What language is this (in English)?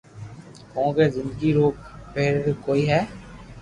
Loarki